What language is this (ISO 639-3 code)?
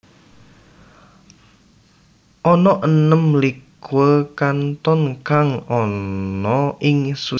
jav